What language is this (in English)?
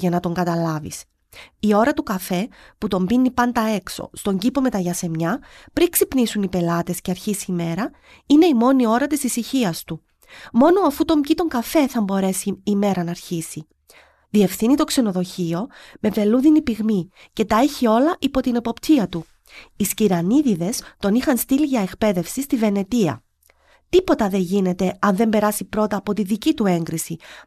Greek